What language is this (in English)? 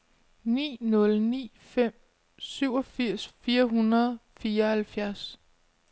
Danish